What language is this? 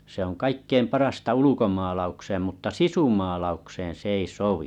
Finnish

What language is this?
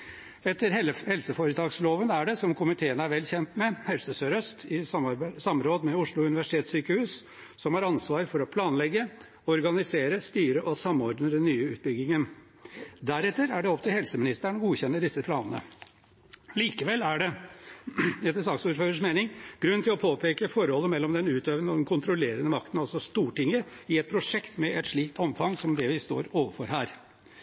Norwegian Bokmål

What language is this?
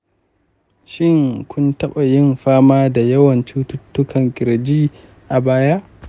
Hausa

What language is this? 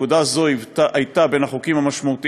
Hebrew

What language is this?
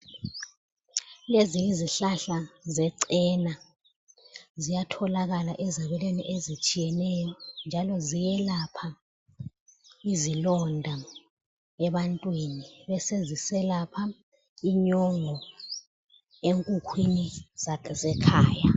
North Ndebele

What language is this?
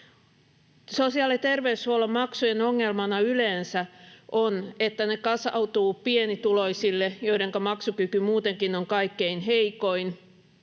Finnish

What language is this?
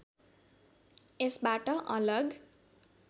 Nepali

